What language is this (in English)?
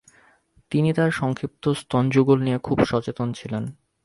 Bangla